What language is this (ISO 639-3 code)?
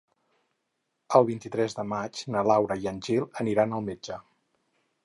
cat